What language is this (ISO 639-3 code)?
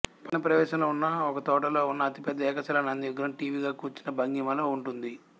tel